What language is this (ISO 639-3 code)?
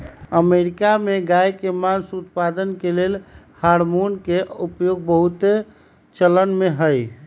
mag